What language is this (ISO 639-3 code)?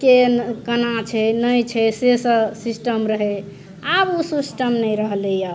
mai